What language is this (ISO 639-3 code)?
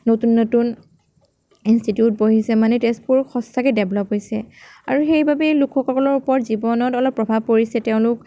asm